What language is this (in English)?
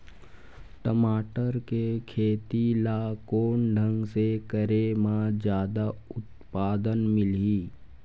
Chhattisgarhi